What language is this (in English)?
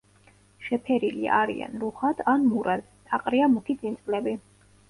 Georgian